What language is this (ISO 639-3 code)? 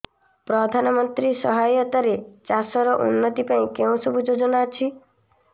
ori